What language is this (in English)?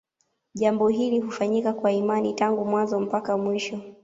Swahili